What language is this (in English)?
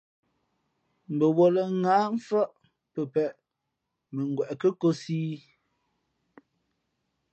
Fe'fe'